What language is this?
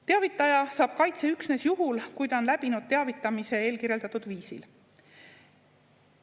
Estonian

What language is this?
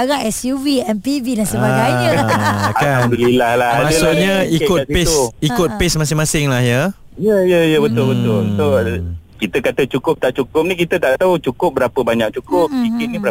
Malay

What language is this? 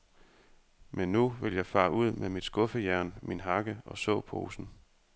Danish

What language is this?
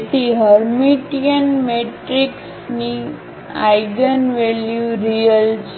Gujarati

